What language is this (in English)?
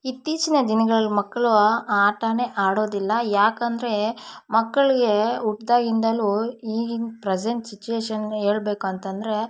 Kannada